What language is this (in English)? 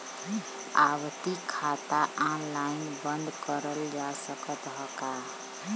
Bhojpuri